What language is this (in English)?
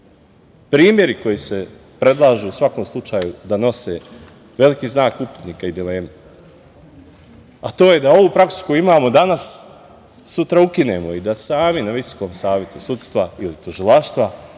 Serbian